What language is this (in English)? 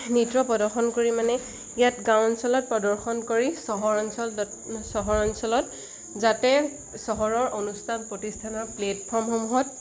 Assamese